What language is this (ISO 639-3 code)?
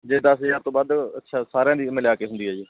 pan